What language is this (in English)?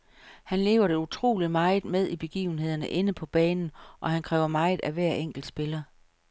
Danish